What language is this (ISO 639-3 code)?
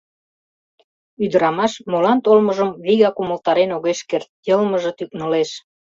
chm